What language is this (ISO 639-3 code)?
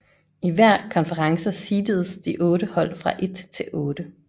dan